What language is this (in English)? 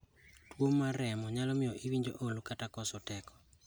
Luo (Kenya and Tanzania)